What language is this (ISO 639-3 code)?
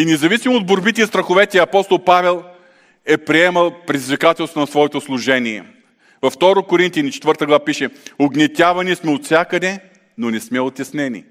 bul